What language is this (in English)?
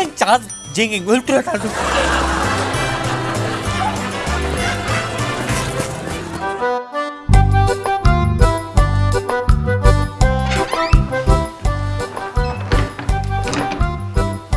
Turkish